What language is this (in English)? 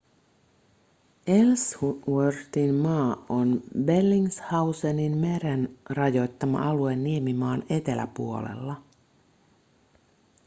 Finnish